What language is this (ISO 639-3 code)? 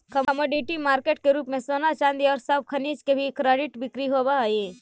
mag